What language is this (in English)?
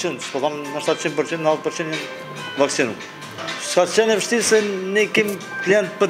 Romanian